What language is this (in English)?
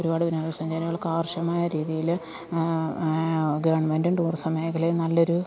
Malayalam